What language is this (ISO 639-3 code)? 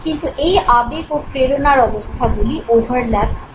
ben